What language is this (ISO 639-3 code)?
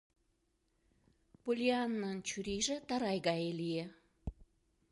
chm